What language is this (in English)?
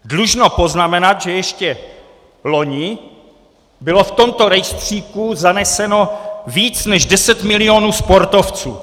Czech